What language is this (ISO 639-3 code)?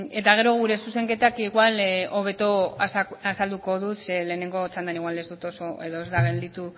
eus